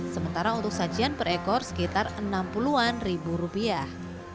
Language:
Indonesian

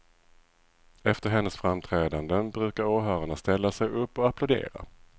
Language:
Swedish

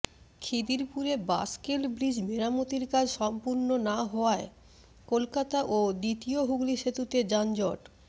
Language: Bangla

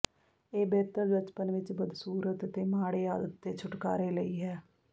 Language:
Punjabi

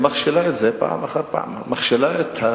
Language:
Hebrew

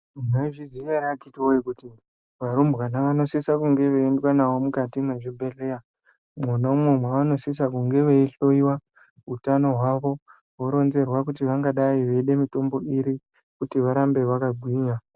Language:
Ndau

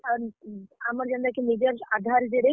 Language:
Odia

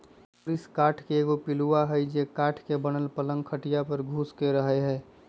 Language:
Magahi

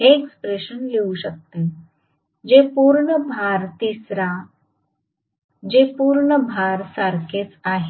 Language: Marathi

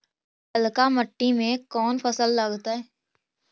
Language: Magahi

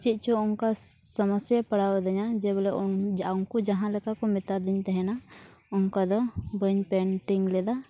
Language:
Santali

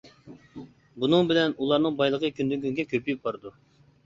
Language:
Uyghur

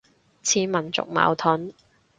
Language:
Cantonese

